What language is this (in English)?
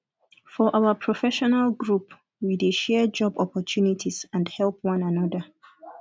Nigerian Pidgin